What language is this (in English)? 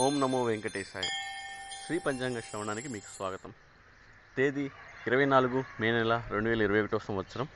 Telugu